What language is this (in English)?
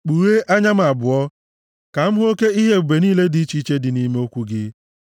Igbo